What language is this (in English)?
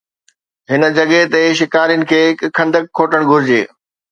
Sindhi